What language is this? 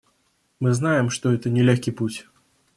Russian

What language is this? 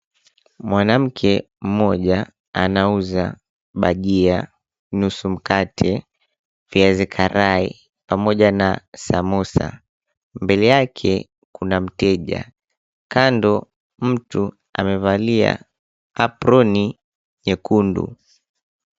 Swahili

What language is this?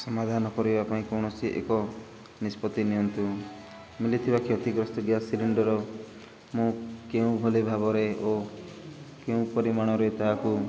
Odia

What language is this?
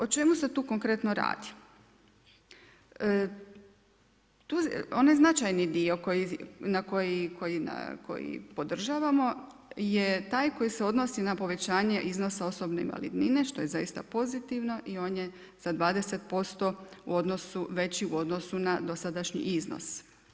Croatian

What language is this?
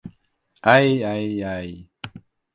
Russian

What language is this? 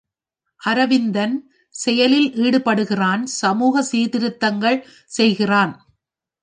Tamil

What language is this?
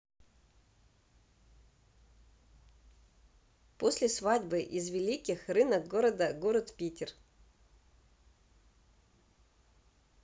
Russian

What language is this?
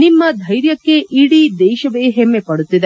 Kannada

